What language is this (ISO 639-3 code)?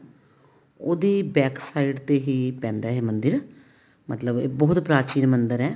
pan